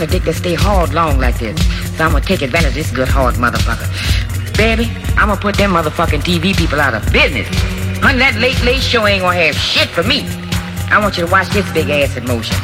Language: English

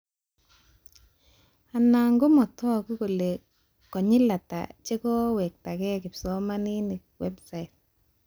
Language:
Kalenjin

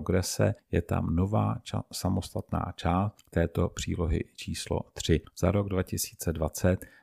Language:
Czech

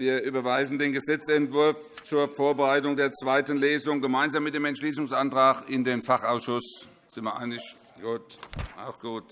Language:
German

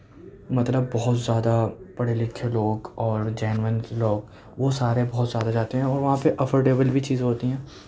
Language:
Urdu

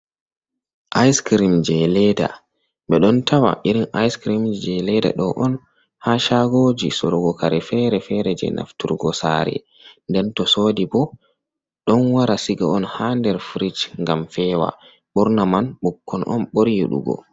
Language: Fula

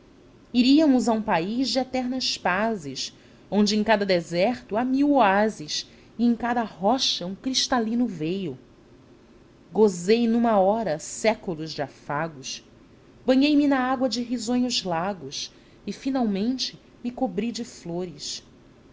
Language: Portuguese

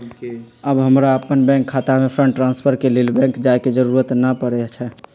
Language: Magahi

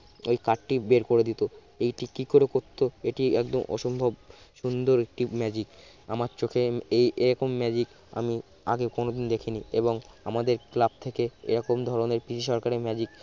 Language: Bangla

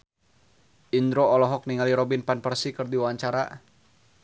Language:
Sundanese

